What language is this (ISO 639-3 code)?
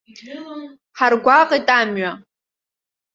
abk